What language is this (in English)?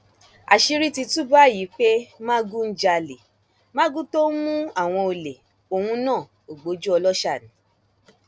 Yoruba